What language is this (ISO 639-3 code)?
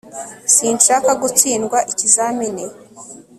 kin